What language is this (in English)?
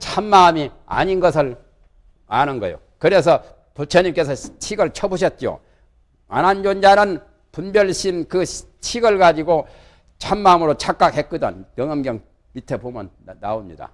Korean